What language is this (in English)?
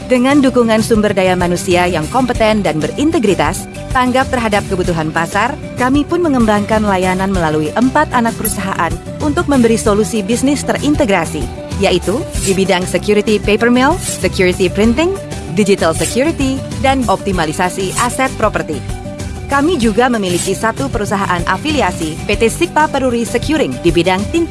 Indonesian